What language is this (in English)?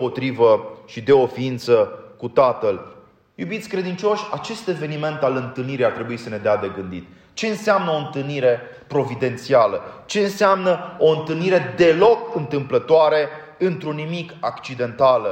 Romanian